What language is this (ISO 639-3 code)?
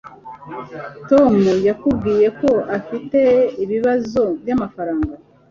kin